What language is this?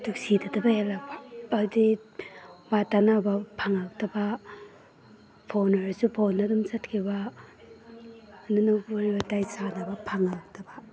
Manipuri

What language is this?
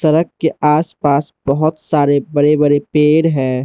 Hindi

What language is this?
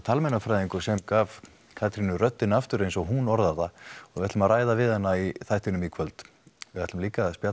Icelandic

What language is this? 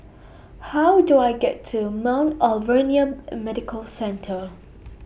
English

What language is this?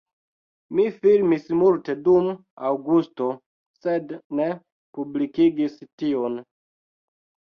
Esperanto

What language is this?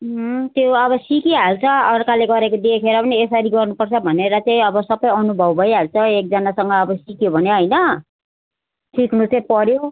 Nepali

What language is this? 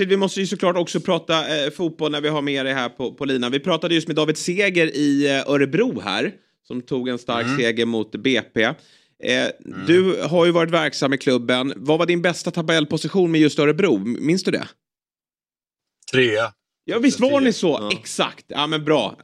Swedish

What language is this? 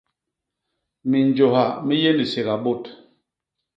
Basaa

